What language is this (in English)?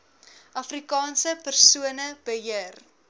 Afrikaans